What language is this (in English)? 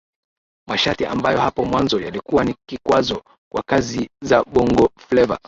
Swahili